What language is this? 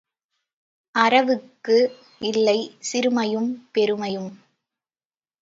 Tamil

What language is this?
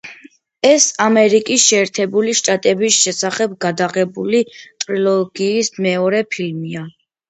Georgian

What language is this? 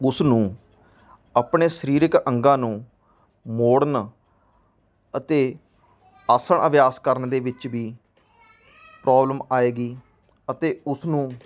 Punjabi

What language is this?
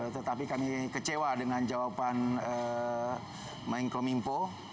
Indonesian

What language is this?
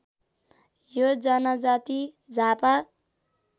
Nepali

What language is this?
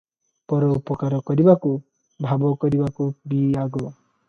Odia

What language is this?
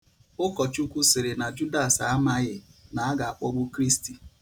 Igbo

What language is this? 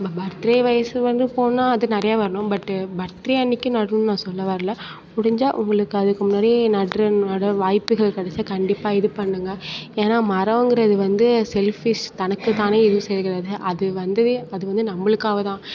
Tamil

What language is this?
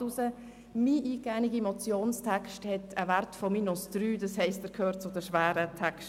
Swiss German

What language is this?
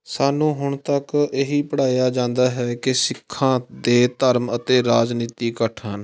Punjabi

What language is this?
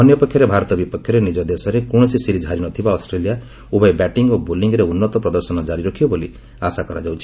Odia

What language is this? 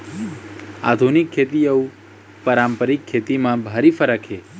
Chhattisgarhi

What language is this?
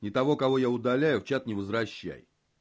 Russian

